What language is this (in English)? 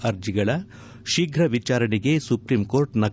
Kannada